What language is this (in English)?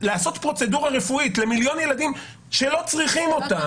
Hebrew